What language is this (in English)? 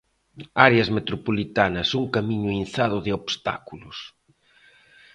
Galician